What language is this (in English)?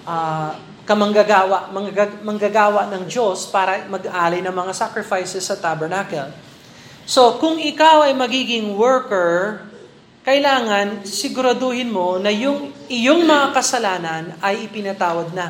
Filipino